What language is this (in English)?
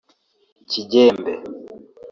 Kinyarwanda